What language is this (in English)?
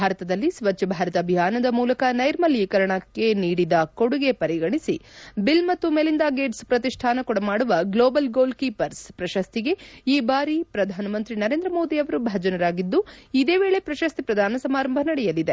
Kannada